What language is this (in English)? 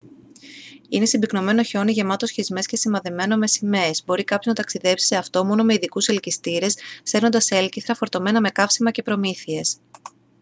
Greek